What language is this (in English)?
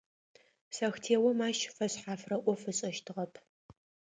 Adyghe